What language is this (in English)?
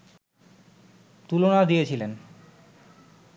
Bangla